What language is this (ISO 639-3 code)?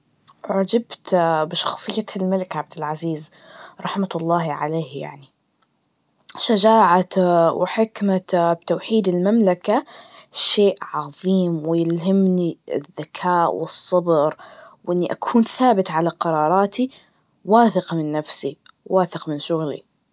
ars